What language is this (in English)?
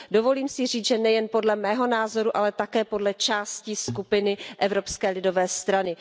Czech